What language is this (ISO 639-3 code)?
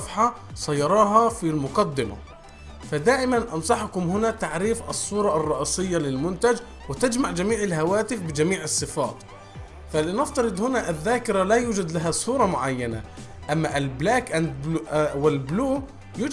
ara